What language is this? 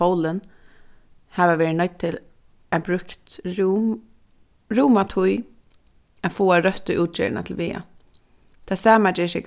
Faroese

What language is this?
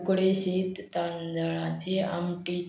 Konkani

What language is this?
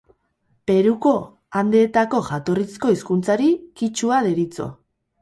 Basque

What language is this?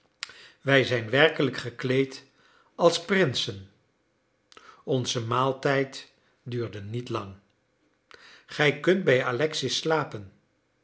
Dutch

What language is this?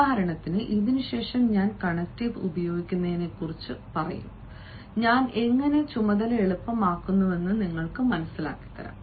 Malayalam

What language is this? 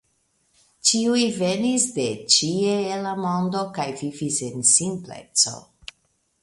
Esperanto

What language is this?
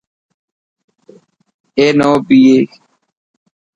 Dhatki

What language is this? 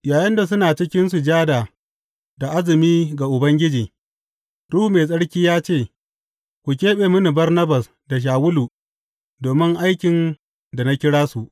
Hausa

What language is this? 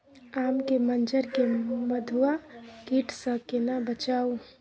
Maithili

